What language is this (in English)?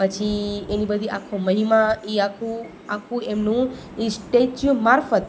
Gujarati